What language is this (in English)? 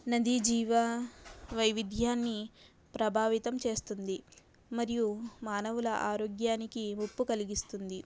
Telugu